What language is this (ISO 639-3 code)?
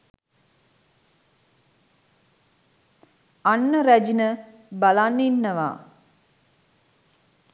sin